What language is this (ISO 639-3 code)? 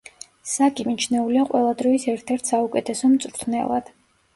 kat